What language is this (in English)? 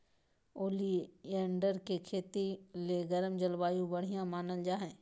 Magahi